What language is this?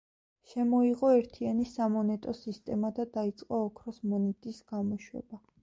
Georgian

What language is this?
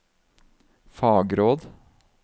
Norwegian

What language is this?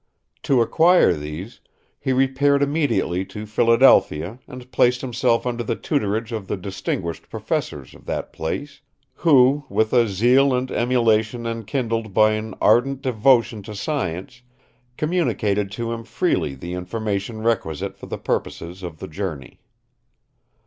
English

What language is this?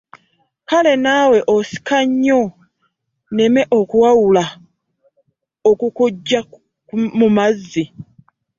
Ganda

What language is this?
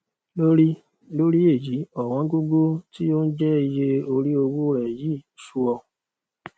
Yoruba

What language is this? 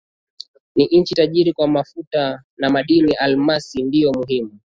Swahili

